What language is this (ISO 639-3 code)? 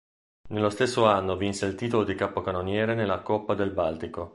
ita